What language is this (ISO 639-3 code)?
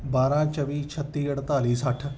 pan